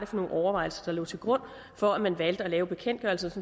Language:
Danish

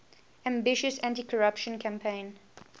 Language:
English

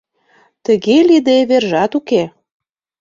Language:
Mari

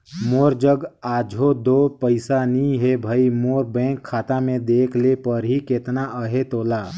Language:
Chhattisgarhi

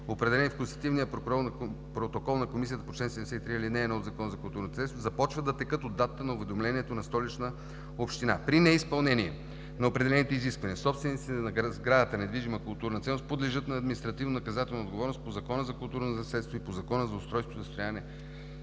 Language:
Bulgarian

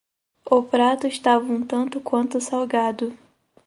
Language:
Portuguese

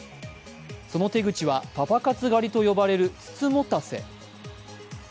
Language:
Japanese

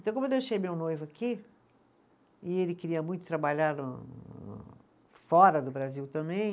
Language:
Portuguese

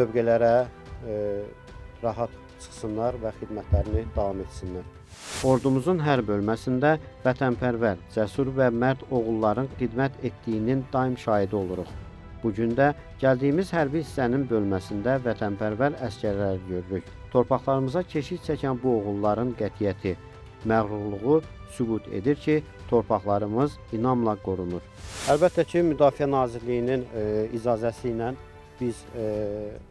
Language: Turkish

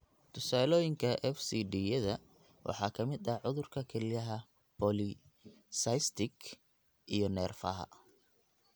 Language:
Somali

